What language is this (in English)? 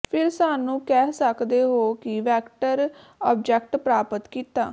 Punjabi